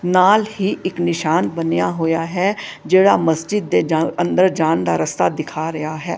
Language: Punjabi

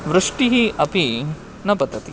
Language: Sanskrit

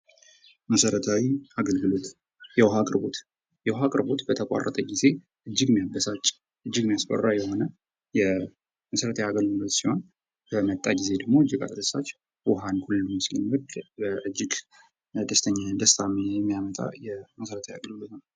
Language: Amharic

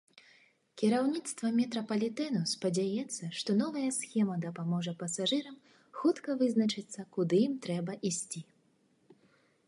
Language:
Belarusian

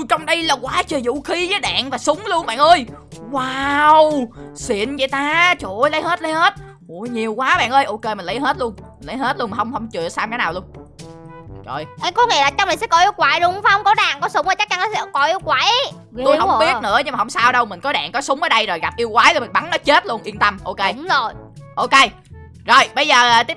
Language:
Vietnamese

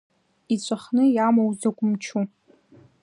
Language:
Abkhazian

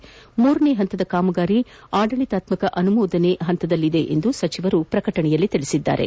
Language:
Kannada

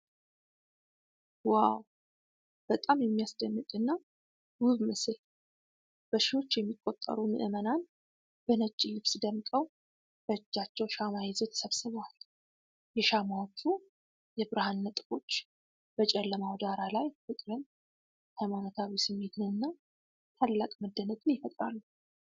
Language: Amharic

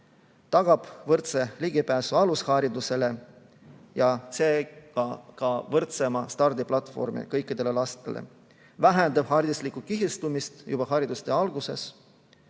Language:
Estonian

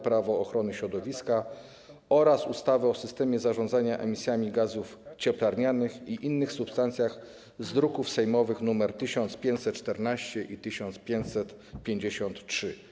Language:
Polish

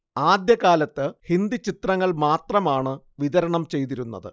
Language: Malayalam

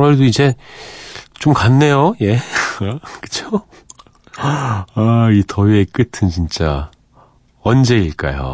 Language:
Korean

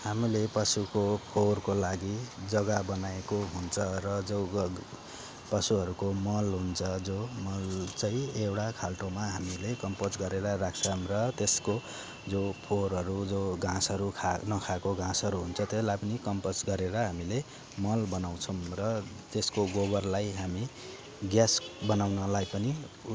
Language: Nepali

